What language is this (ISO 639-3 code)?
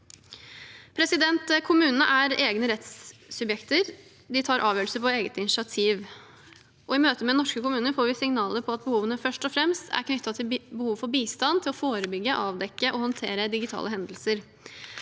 nor